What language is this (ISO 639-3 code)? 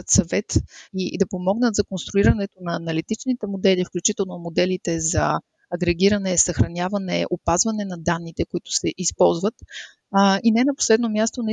bul